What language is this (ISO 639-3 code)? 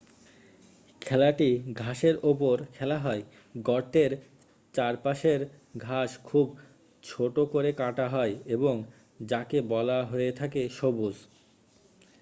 ben